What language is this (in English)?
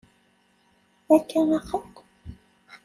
Kabyle